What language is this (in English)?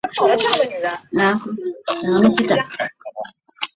Chinese